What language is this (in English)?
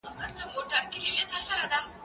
Pashto